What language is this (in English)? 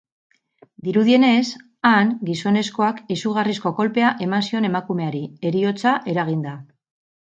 Basque